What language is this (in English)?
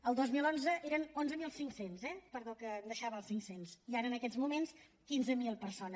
Catalan